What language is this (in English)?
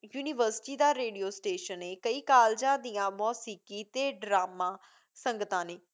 Punjabi